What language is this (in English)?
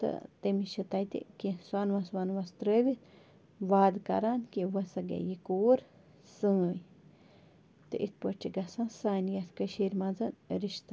Kashmiri